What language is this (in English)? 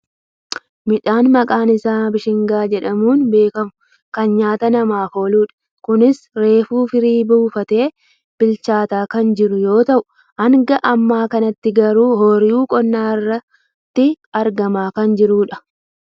Oromo